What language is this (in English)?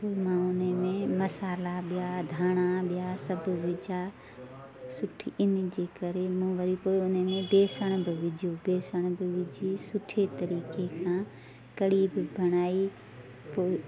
Sindhi